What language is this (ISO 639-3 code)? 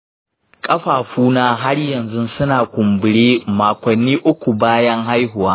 hau